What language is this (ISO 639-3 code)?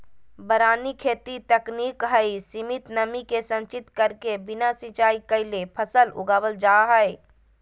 mag